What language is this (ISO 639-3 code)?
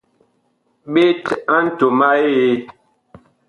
bkh